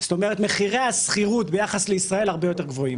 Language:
Hebrew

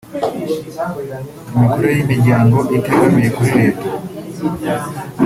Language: Kinyarwanda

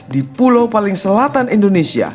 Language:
Indonesian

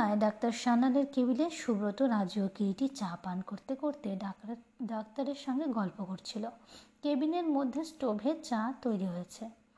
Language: Bangla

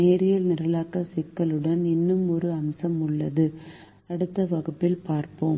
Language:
Tamil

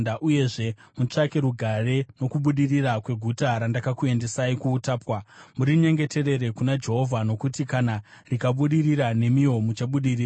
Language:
Shona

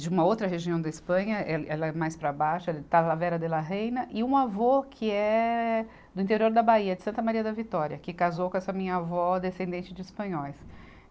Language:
Portuguese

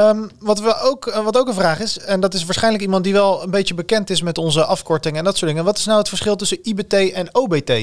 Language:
Dutch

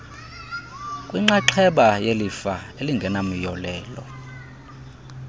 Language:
Xhosa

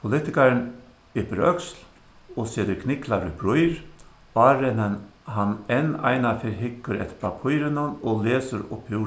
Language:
Faroese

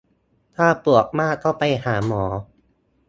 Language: Thai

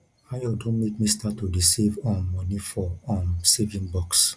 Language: Nigerian Pidgin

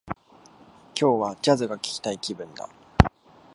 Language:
Japanese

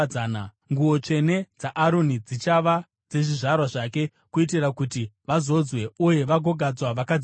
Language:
Shona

